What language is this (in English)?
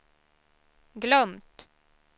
Swedish